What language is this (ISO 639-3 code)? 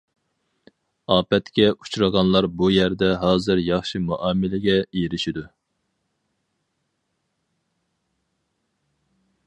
uig